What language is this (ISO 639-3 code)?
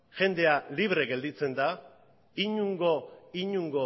eus